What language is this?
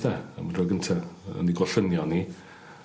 Welsh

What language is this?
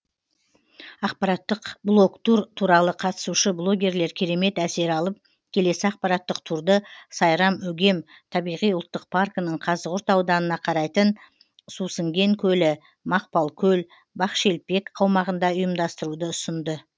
Kazakh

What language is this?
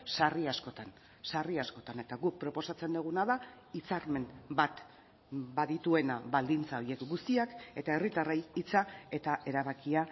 Basque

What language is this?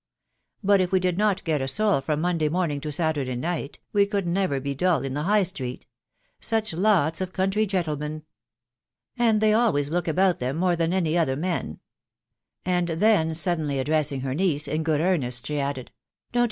English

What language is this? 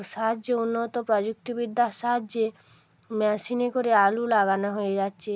Bangla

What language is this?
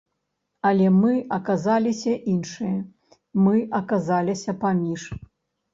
Belarusian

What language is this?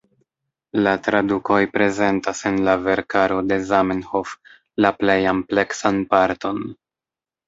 Esperanto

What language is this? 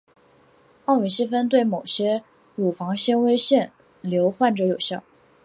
Chinese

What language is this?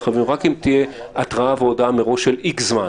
Hebrew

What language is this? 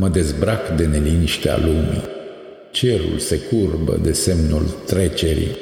Romanian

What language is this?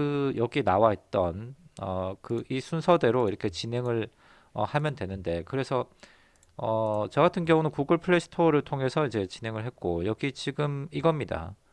Korean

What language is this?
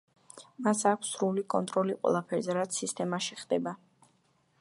Georgian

